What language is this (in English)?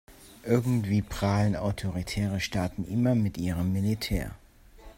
German